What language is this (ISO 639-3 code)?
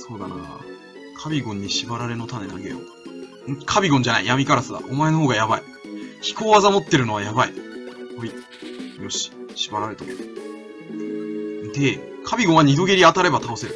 jpn